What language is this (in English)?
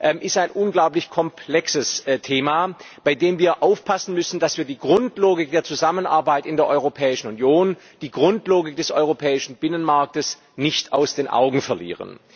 German